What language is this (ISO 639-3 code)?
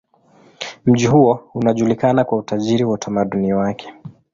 swa